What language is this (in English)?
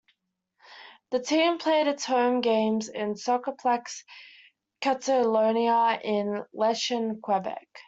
English